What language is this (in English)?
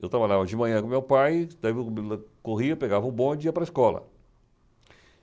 Portuguese